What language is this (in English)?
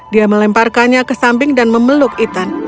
Indonesian